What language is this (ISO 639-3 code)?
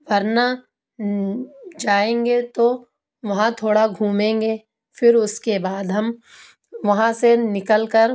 urd